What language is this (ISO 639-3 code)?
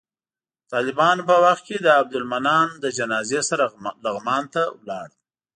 pus